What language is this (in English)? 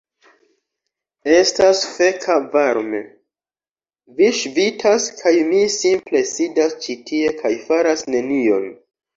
Esperanto